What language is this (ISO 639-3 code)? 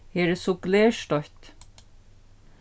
fao